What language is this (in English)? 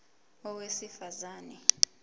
Zulu